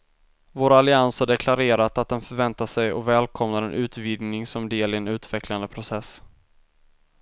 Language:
Swedish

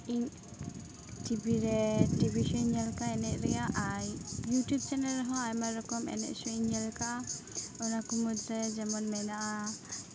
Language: Santali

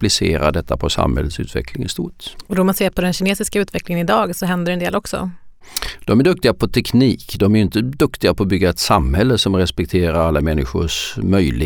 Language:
Swedish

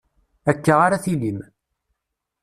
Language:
Kabyle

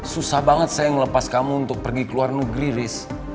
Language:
Indonesian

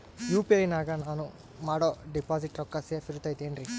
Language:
Kannada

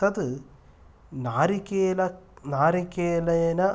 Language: Sanskrit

